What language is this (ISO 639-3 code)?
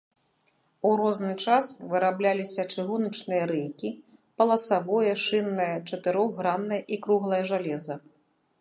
bel